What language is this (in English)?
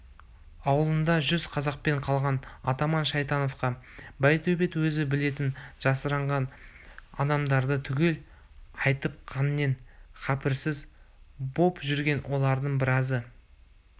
Kazakh